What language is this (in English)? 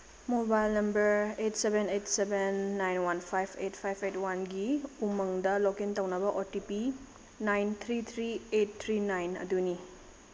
Manipuri